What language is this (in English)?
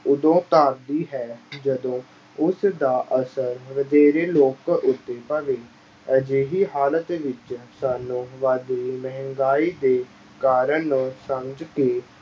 Punjabi